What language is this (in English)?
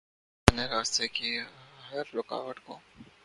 Urdu